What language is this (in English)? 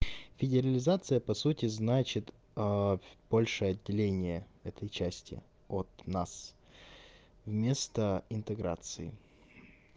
Russian